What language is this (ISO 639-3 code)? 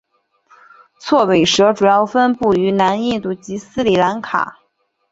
zho